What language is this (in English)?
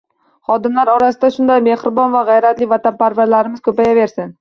Uzbek